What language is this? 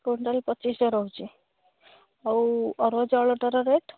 Odia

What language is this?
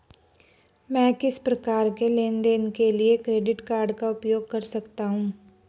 Hindi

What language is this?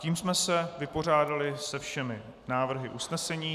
Czech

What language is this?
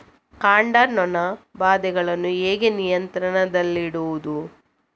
Kannada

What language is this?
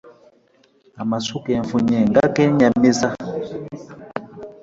Ganda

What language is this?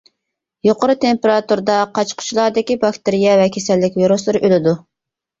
Uyghur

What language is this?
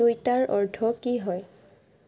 Assamese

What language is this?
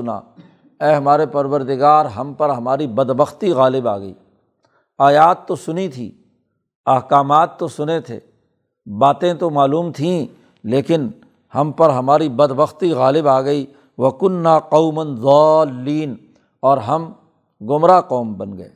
Urdu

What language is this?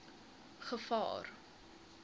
Afrikaans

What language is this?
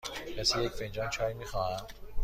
Persian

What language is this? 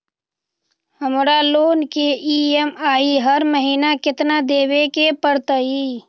Magahi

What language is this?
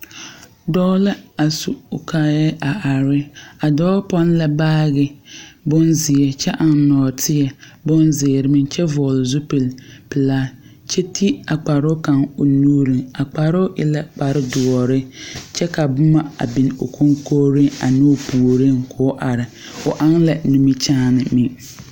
Southern Dagaare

